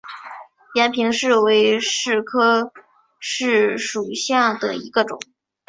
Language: Chinese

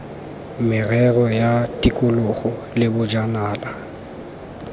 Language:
Tswana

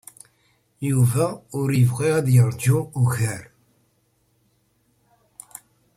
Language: Kabyle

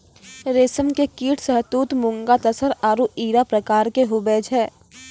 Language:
Maithili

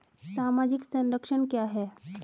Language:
Hindi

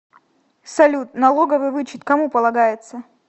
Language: Russian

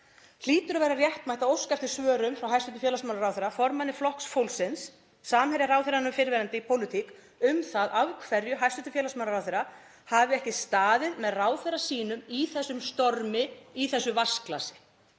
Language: Icelandic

